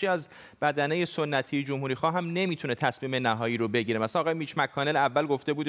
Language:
Persian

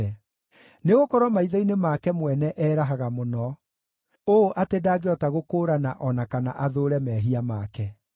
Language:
Kikuyu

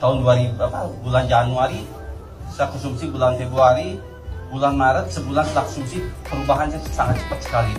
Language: Indonesian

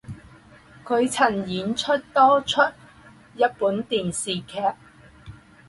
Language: Chinese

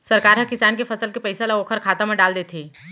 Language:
Chhattisgarhi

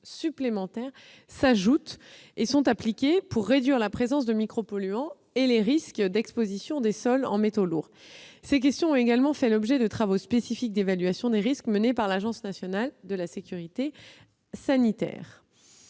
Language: French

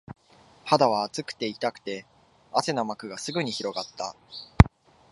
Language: Japanese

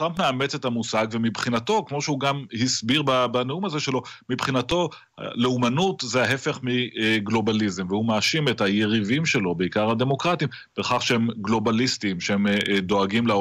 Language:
Hebrew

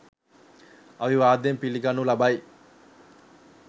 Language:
Sinhala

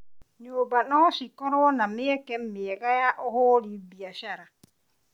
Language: Kikuyu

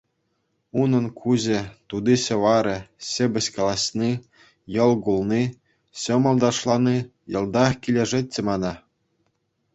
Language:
Chuvash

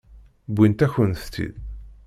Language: Kabyle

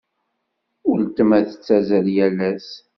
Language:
Kabyle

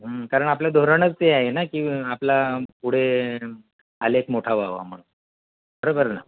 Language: Marathi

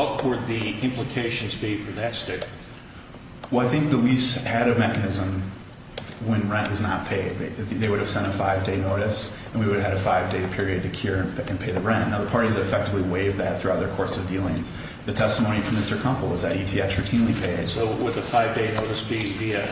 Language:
English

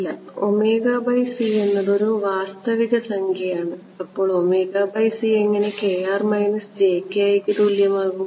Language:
Malayalam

